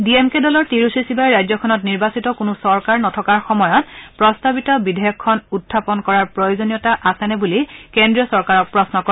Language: Assamese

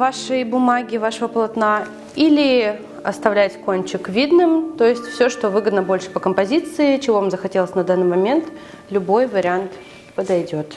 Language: Russian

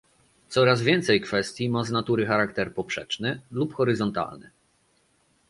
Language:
Polish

